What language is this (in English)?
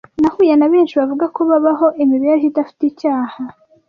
Kinyarwanda